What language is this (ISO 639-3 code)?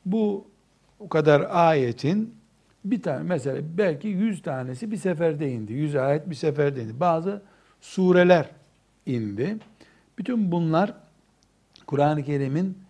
tur